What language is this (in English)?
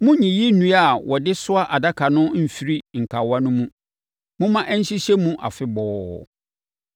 Akan